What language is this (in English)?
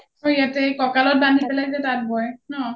Assamese